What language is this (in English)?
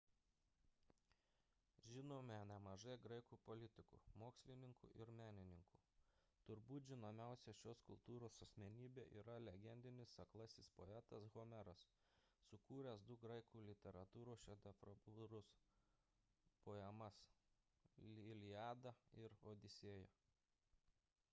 Lithuanian